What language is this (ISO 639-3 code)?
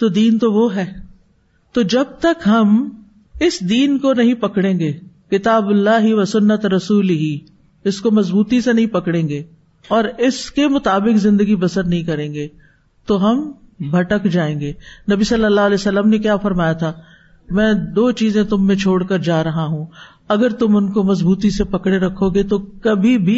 urd